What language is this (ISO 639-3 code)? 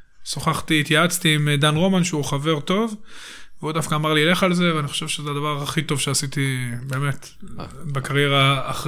heb